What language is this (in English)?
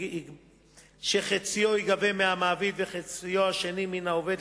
Hebrew